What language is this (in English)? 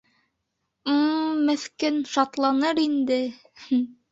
Bashkir